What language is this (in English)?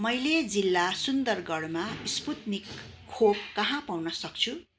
Nepali